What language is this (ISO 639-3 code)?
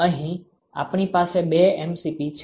guj